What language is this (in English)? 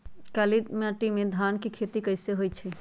Magahi